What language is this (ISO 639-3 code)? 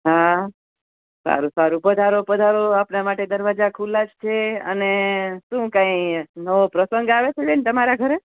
guj